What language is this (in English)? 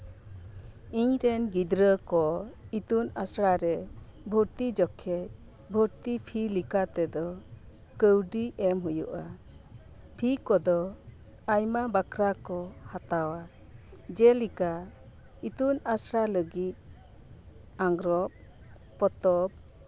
Santali